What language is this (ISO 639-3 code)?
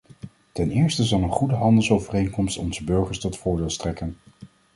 nld